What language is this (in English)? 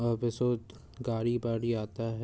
Hindi